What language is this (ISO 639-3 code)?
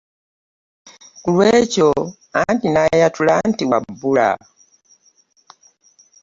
lug